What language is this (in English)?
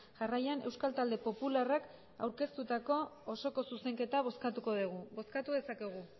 Basque